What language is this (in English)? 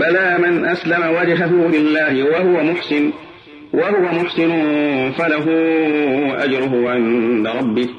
Arabic